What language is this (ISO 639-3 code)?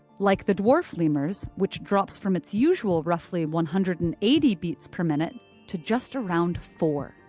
eng